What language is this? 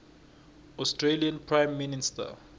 South Ndebele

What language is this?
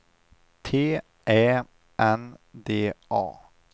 Swedish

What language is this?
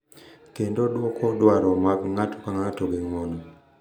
Luo (Kenya and Tanzania)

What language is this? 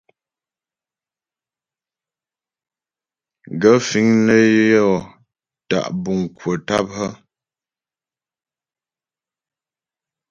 Ghomala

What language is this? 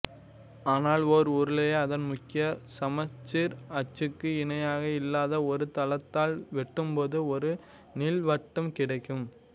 Tamil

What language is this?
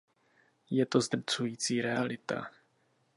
Czech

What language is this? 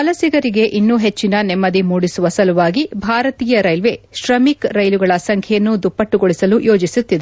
Kannada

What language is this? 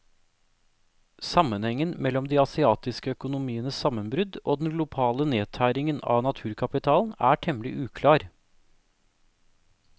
Norwegian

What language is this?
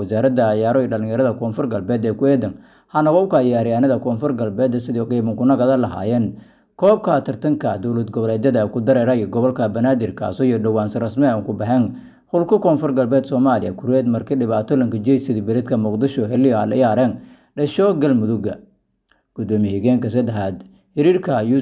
Arabic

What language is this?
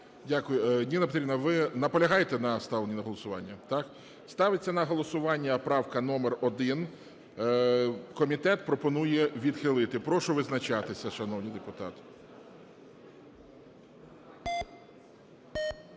Ukrainian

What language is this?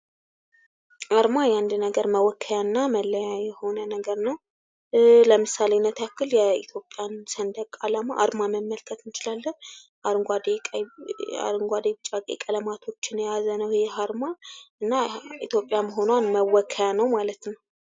Amharic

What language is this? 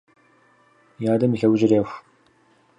Kabardian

